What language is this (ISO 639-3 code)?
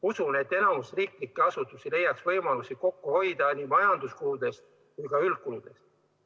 est